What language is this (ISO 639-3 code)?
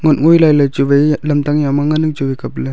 nnp